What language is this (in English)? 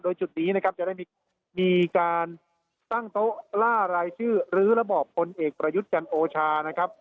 Thai